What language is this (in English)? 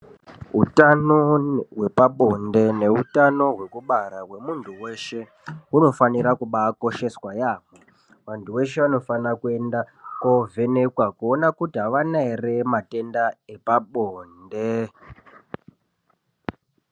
Ndau